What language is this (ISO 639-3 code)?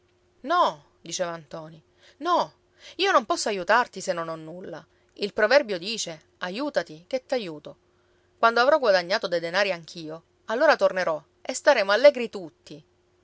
ita